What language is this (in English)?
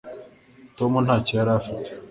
Kinyarwanda